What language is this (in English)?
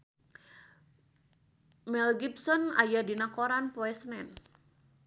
Sundanese